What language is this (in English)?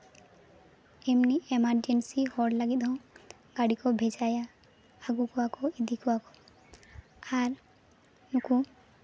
Santali